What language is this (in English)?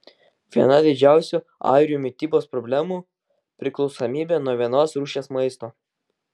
Lithuanian